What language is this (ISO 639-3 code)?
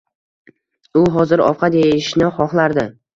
uzb